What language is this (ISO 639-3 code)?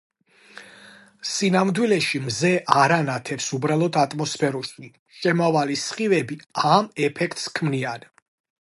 kat